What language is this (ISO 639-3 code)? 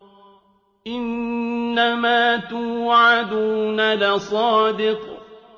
ara